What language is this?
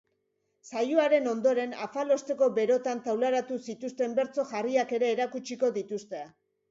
Basque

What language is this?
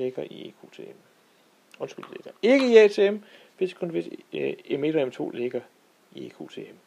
Danish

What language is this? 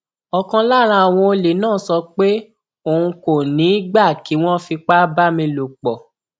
Yoruba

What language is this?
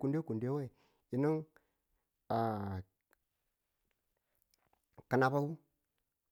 Tula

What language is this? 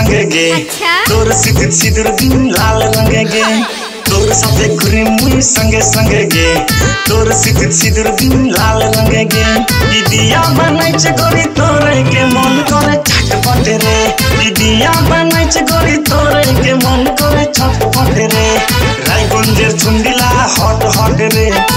Romanian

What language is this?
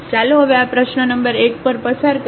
Gujarati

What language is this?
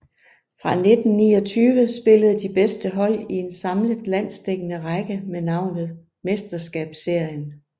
Danish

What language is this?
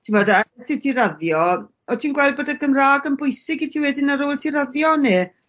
Welsh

